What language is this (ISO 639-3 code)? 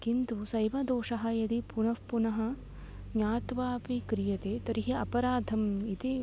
san